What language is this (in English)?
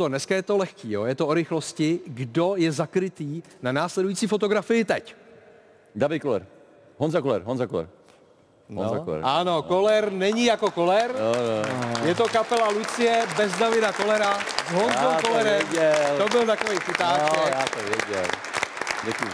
Czech